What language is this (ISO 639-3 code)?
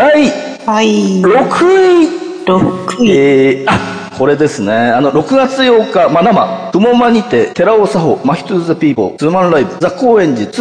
jpn